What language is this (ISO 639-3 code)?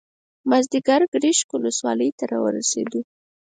pus